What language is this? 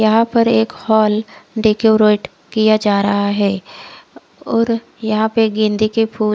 Hindi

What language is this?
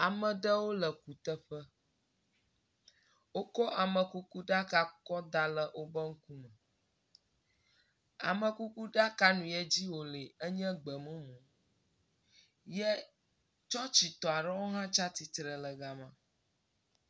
Ewe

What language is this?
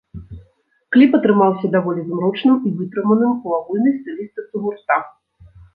Belarusian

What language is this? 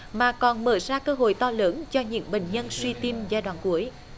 Vietnamese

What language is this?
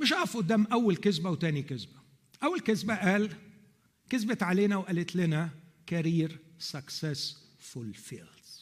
Arabic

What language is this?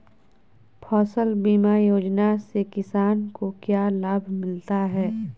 Magahi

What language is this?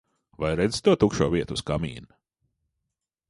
Latvian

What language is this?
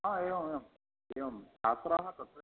Sanskrit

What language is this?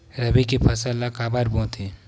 Chhattisgarhi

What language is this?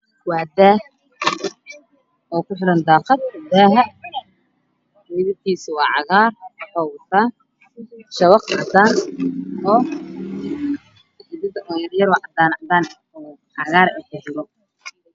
Somali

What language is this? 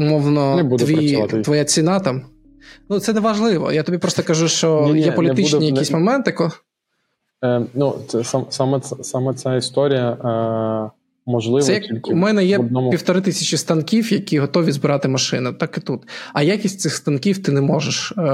Ukrainian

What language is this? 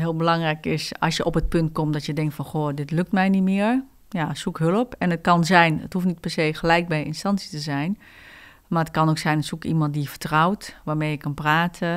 Dutch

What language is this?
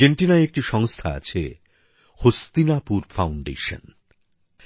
Bangla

